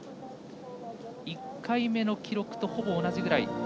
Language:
Japanese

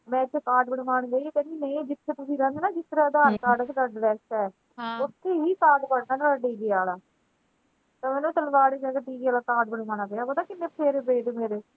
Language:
Punjabi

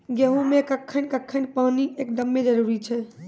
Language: Maithili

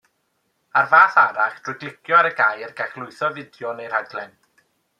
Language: Welsh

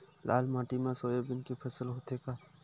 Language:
Chhattisgarhi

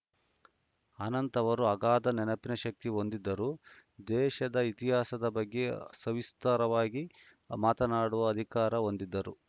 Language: Kannada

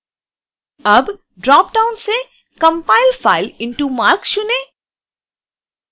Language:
Hindi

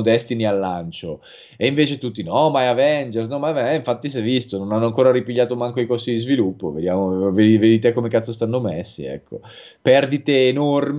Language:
Italian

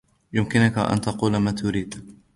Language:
Arabic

